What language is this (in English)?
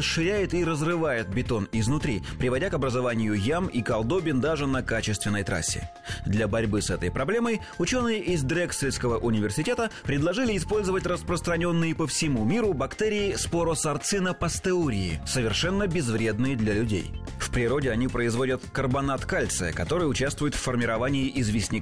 Russian